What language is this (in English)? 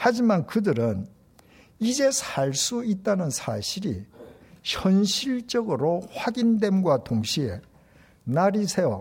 Korean